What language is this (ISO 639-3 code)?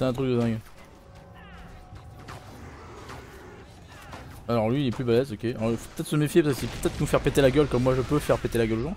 fra